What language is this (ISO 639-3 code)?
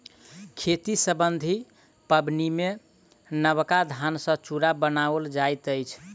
mai